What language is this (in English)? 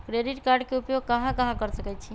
Magahi